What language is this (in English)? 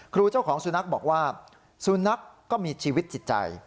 Thai